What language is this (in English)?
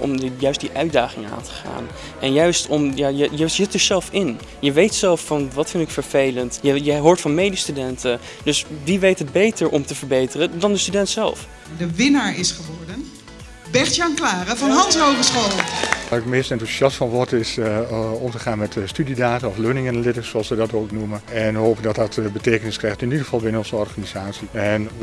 Dutch